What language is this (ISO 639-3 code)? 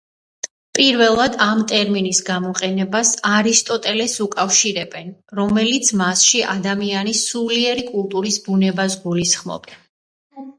kat